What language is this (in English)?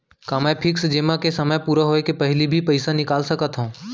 Chhattisgarhi